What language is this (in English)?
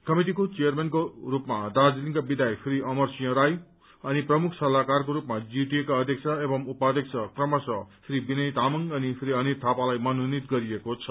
Nepali